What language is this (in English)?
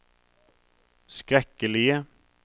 Norwegian